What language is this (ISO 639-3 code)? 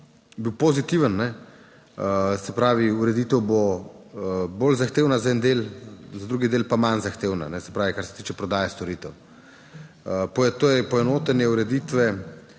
slv